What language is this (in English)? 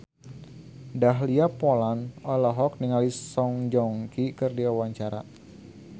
Sundanese